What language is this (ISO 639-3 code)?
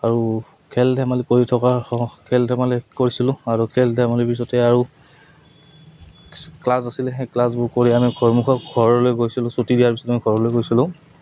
asm